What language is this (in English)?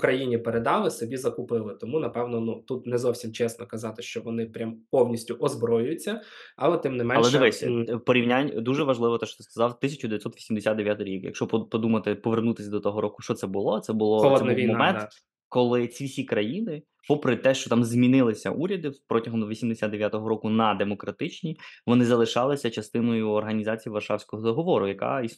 Ukrainian